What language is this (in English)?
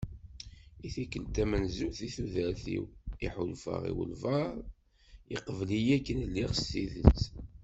Kabyle